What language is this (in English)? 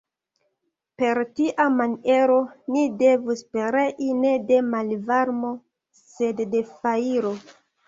Esperanto